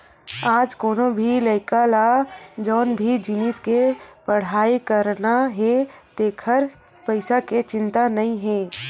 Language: Chhattisgarhi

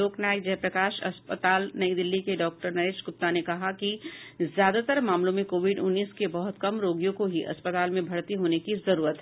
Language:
Hindi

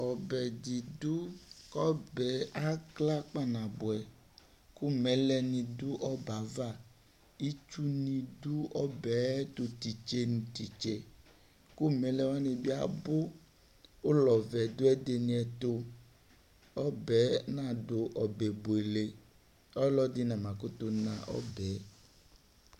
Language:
Ikposo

